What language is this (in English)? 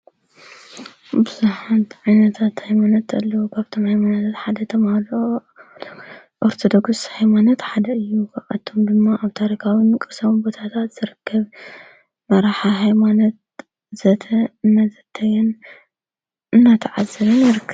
Tigrinya